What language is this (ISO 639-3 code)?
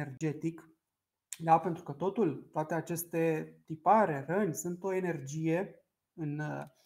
ron